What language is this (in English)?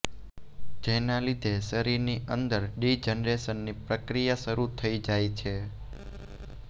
Gujarati